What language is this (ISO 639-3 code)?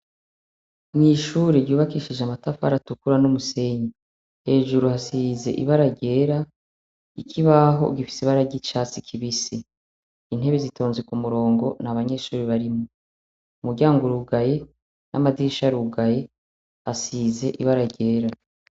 run